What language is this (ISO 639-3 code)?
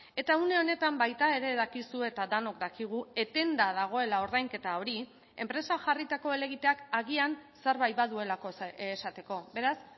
eus